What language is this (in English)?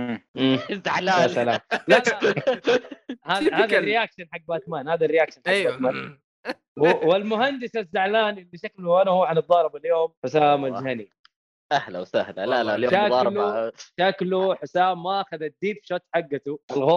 Arabic